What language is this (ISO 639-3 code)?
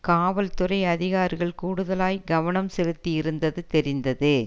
tam